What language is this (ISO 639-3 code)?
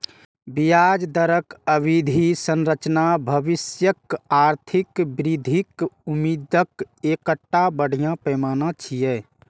mai